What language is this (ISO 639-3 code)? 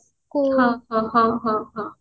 ori